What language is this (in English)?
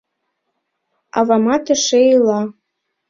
Mari